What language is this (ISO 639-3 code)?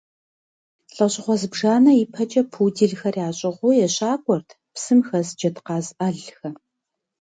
kbd